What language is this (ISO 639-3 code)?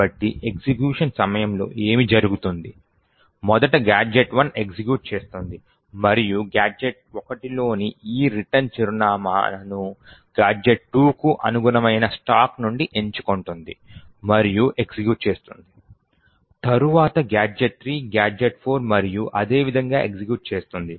tel